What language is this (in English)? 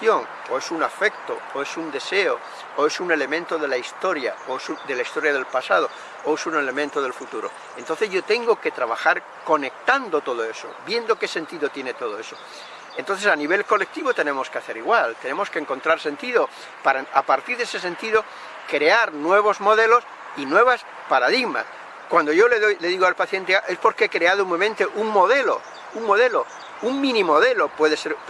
Spanish